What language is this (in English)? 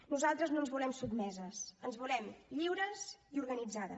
Catalan